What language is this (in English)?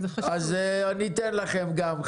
Hebrew